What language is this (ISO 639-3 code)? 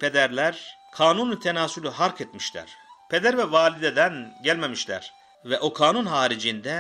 tur